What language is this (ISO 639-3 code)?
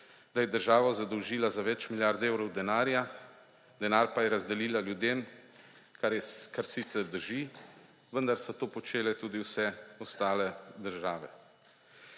slv